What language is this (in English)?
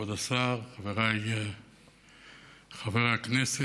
Hebrew